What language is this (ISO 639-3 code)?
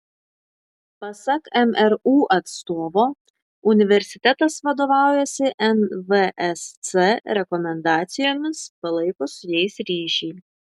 lit